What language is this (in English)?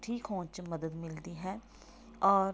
Punjabi